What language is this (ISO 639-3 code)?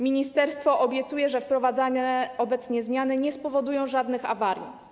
pol